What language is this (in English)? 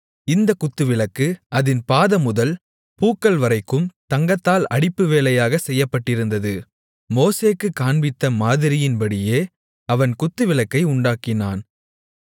Tamil